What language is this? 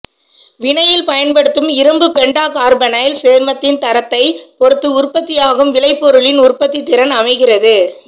Tamil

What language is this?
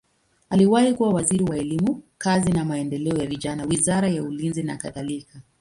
Swahili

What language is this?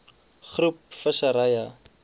Afrikaans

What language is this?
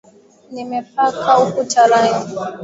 Swahili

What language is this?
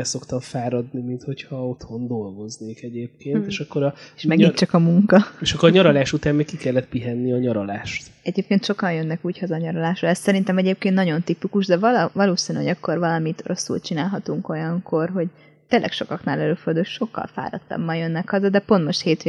Hungarian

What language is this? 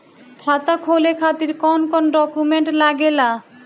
Bhojpuri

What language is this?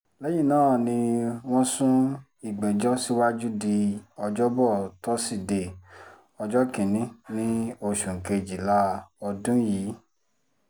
Yoruba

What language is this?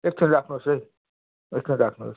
Nepali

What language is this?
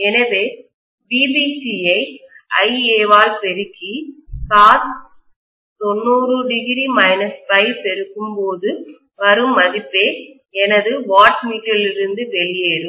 Tamil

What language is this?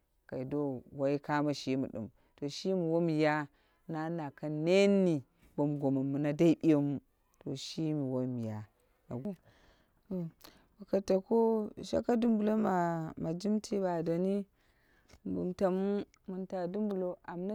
Dera (Nigeria)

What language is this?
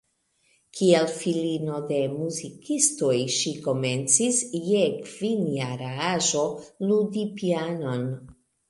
Esperanto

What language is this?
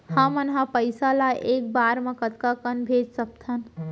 Chhattisgarhi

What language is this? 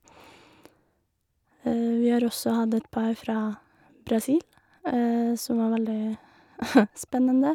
Norwegian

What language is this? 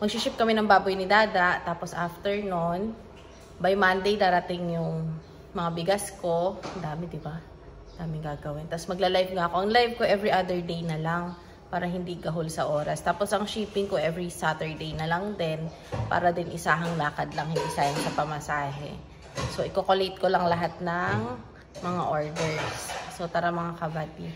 Filipino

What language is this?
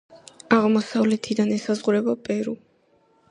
Georgian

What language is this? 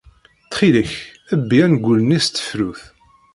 Kabyle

